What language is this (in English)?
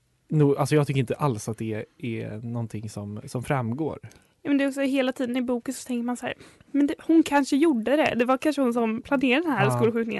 Swedish